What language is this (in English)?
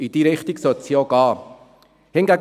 Swiss German